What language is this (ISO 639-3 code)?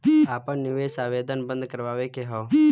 bho